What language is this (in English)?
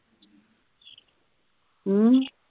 Punjabi